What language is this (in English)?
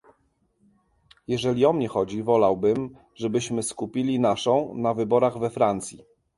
Polish